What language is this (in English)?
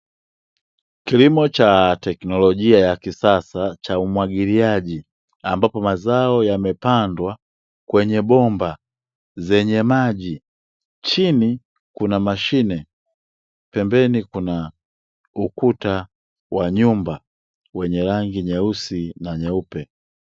Swahili